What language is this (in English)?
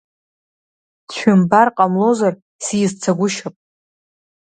Abkhazian